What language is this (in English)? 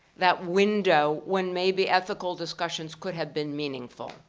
English